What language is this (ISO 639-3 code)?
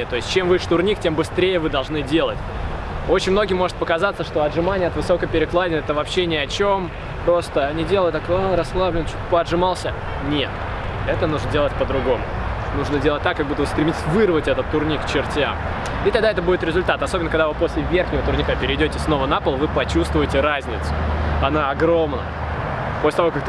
rus